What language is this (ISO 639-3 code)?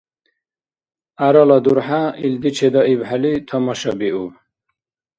dar